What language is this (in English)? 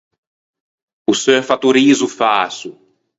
Ligurian